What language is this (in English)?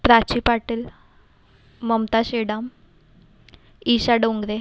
Marathi